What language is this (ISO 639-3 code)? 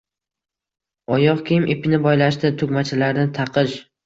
uzb